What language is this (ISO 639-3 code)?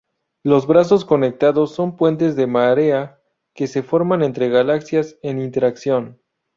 spa